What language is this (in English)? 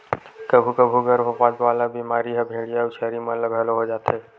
Chhattisgarhi